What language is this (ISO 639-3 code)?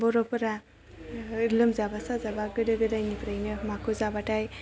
brx